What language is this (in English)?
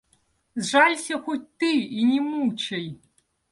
Russian